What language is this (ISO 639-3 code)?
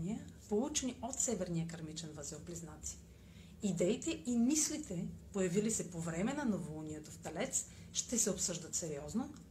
bul